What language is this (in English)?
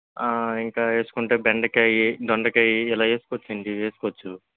Telugu